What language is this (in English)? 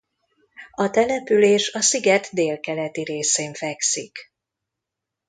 Hungarian